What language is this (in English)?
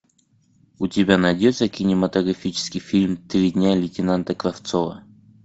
Russian